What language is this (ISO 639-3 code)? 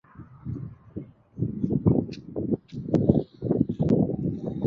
swa